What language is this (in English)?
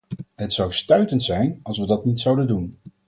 Dutch